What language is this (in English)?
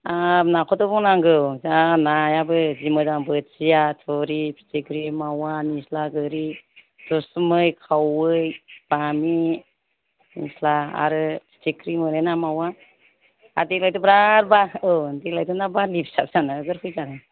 Bodo